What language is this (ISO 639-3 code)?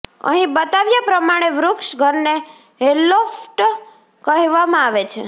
guj